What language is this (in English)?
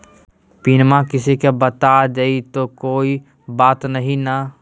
Magahi